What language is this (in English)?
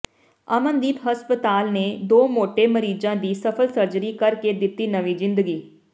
Punjabi